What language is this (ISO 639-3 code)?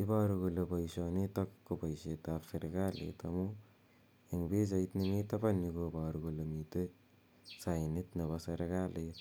kln